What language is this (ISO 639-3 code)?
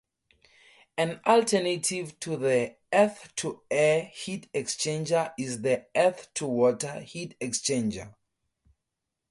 eng